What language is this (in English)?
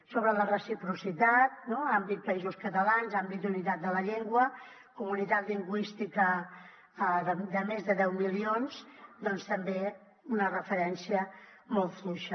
Catalan